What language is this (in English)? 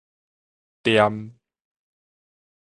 Min Nan Chinese